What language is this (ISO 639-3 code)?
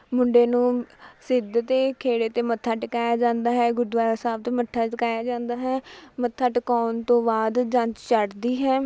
pan